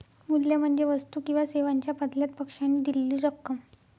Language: Marathi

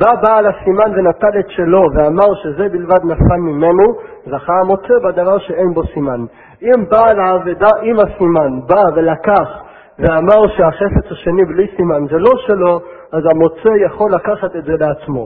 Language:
Hebrew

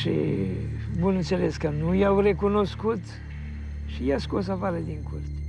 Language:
Romanian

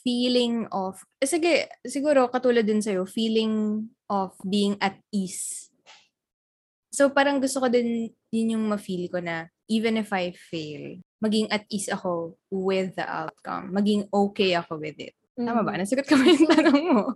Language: Filipino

